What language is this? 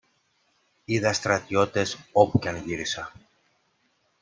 Greek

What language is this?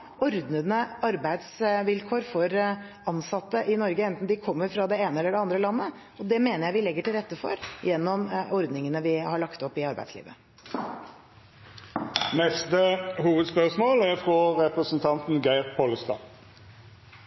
Norwegian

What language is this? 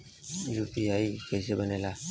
Bhojpuri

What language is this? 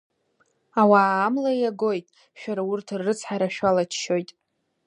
Abkhazian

